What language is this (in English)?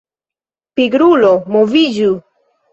Esperanto